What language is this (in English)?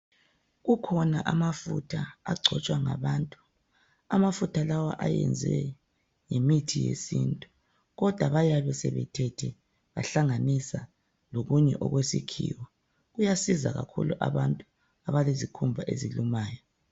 North Ndebele